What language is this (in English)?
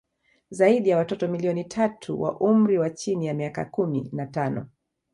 Swahili